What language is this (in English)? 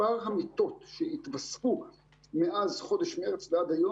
Hebrew